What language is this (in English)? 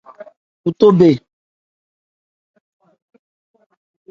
Ebrié